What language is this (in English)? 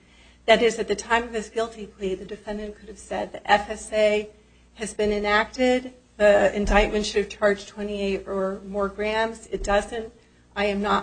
English